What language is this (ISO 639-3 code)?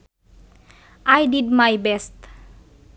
sun